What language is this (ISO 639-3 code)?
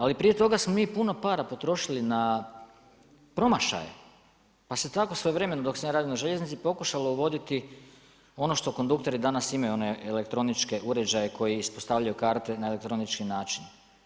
hrv